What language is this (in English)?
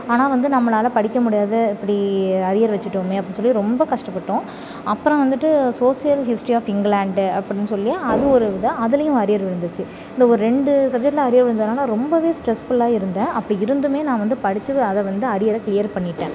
Tamil